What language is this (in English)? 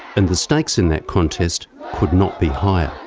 English